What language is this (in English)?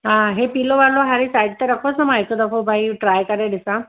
Sindhi